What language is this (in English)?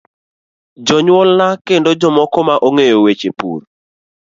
Luo (Kenya and Tanzania)